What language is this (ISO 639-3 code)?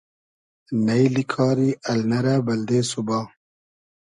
haz